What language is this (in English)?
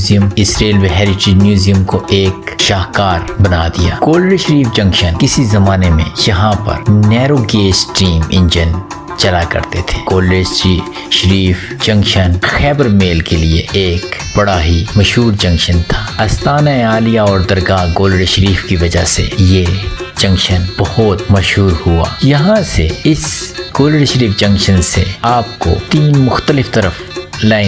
Urdu